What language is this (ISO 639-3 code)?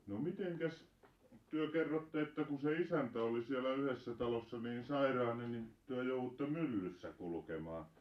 fin